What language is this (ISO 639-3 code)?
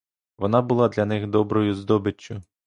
ukr